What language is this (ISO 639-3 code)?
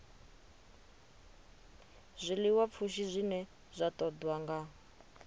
ven